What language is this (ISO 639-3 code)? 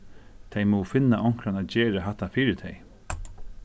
fao